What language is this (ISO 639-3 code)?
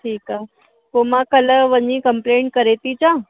snd